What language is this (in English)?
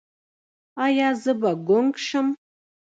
Pashto